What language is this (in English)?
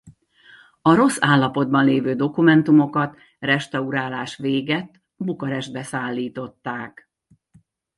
Hungarian